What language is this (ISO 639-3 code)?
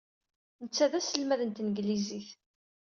kab